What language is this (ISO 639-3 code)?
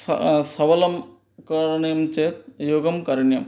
san